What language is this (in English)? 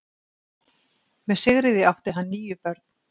Icelandic